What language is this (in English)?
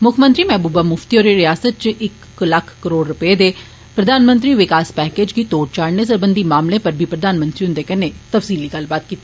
Dogri